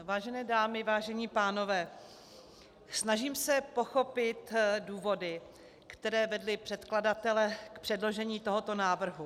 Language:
Czech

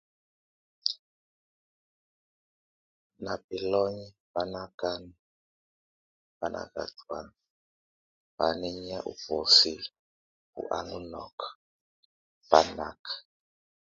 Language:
Tunen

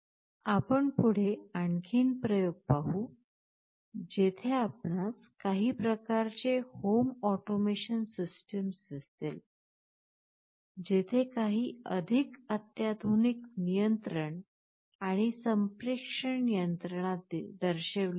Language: Marathi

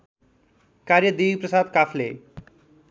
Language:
Nepali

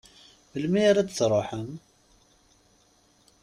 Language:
Kabyle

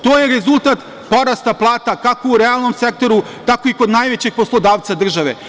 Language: Serbian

